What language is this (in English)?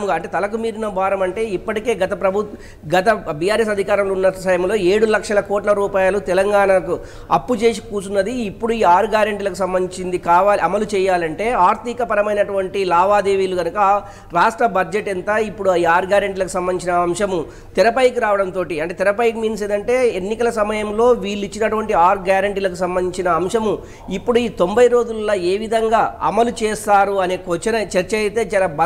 Telugu